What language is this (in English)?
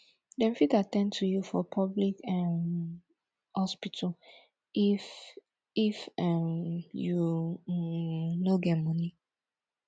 Nigerian Pidgin